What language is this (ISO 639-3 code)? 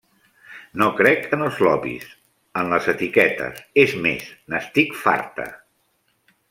cat